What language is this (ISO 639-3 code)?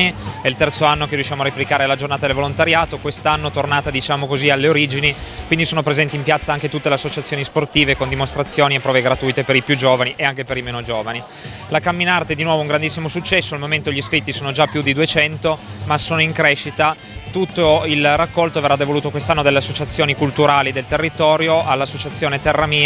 ita